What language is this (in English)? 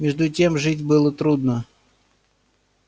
Russian